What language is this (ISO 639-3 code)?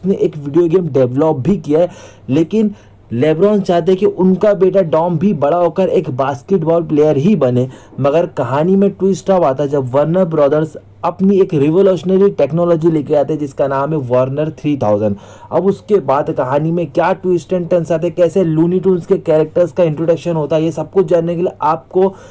hin